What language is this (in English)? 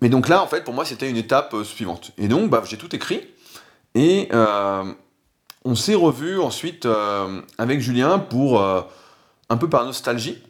French